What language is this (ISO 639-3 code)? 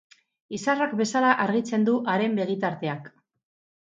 eus